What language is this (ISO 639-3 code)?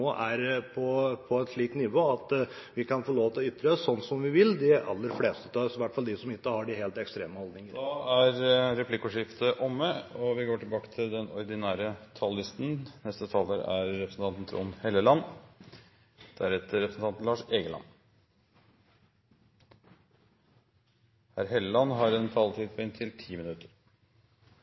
nor